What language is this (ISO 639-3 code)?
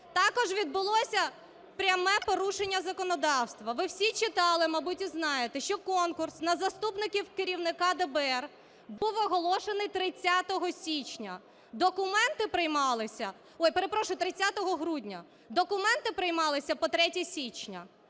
ukr